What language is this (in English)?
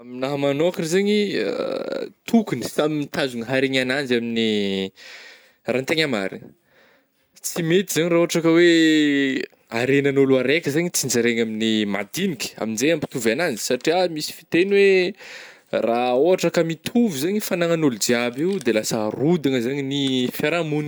Northern Betsimisaraka Malagasy